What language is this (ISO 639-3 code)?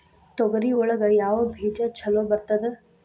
kan